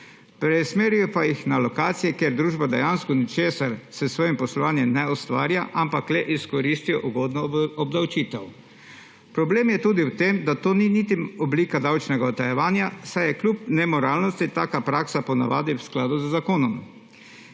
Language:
Slovenian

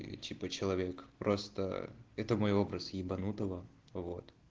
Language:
Russian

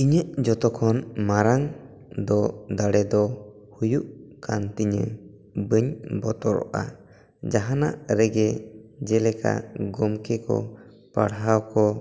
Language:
Santali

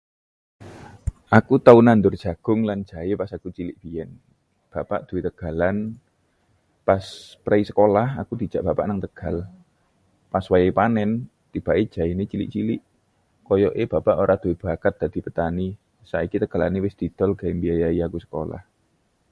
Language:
Javanese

